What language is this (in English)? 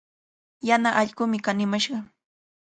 Cajatambo North Lima Quechua